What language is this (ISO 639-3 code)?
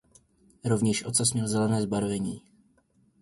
ces